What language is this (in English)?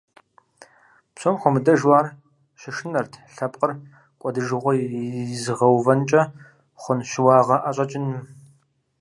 Kabardian